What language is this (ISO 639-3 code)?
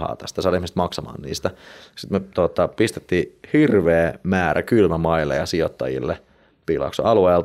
fin